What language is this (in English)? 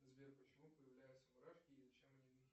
Russian